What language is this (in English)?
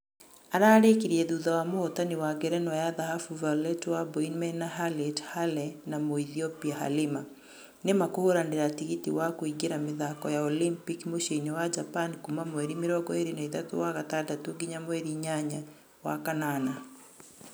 Kikuyu